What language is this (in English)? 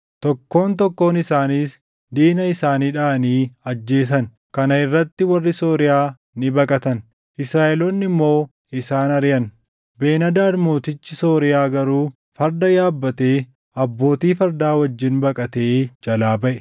Oromo